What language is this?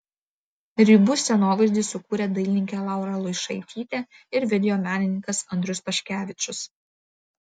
Lithuanian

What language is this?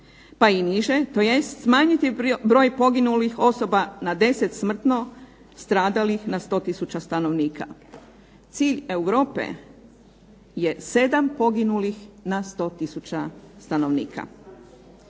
Croatian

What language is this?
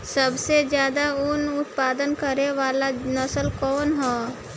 Bhojpuri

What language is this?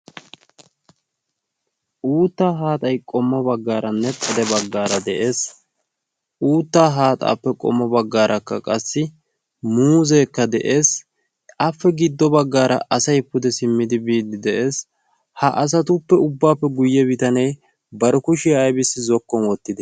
Wolaytta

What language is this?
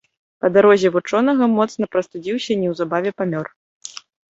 Belarusian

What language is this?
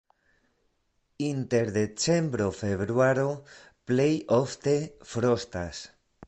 Esperanto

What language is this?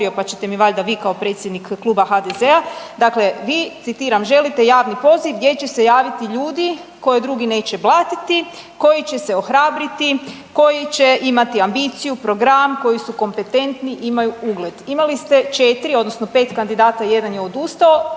Croatian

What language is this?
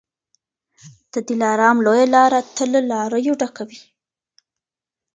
Pashto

